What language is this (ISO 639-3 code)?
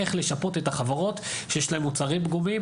heb